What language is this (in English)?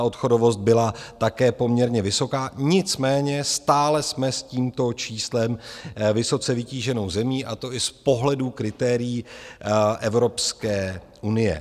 Czech